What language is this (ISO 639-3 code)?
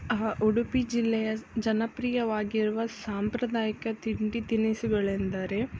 kan